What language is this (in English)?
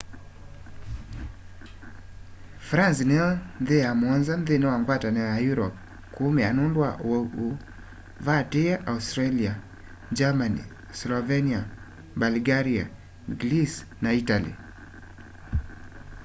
Kamba